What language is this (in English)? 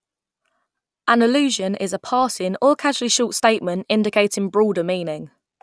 English